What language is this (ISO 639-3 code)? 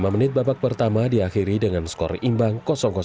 ind